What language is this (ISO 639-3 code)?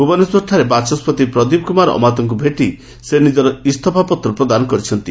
ori